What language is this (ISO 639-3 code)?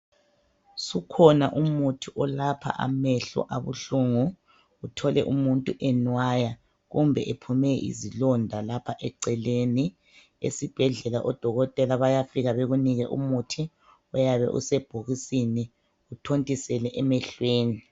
nde